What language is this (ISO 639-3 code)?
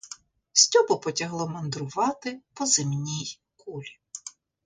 ukr